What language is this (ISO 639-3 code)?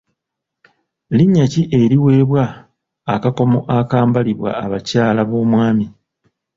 lug